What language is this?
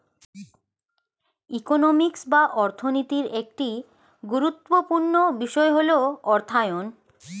Bangla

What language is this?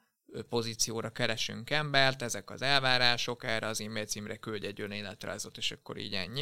Hungarian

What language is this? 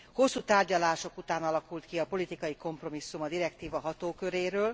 Hungarian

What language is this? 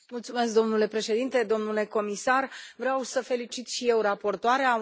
Romanian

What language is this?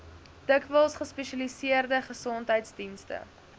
Afrikaans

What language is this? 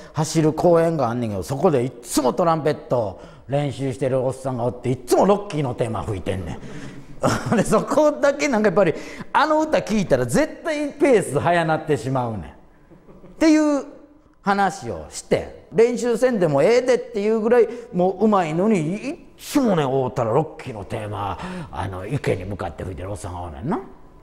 Japanese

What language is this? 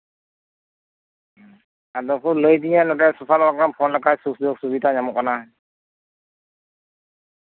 Santali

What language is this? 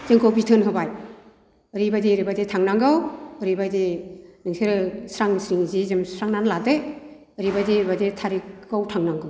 Bodo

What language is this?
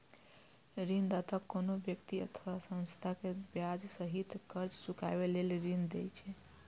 Maithili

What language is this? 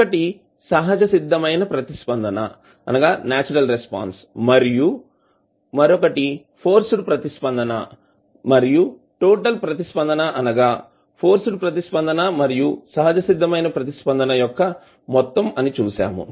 Telugu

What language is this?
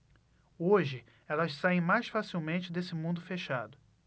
Portuguese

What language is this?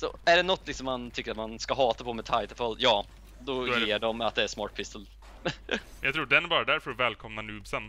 Swedish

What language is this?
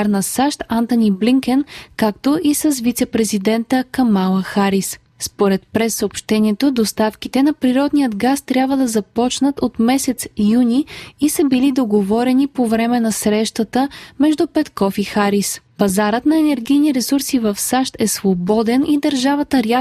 Bulgarian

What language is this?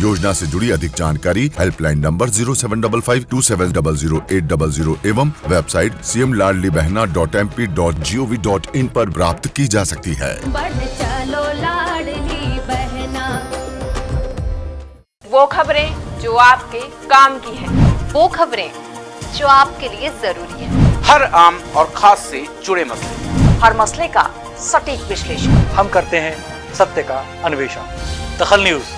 Hindi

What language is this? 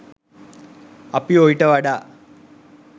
Sinhala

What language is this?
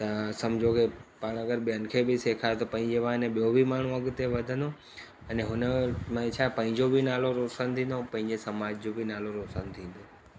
Sindhi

